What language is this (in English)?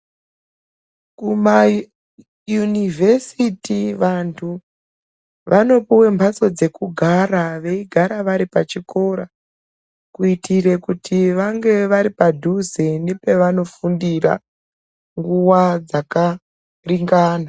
Ndau